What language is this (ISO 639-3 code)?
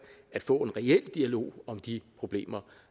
dan